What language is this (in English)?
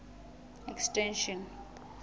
Southern Sotho